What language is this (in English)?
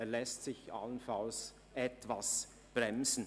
Swiss German